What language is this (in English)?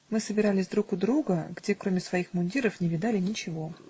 Russian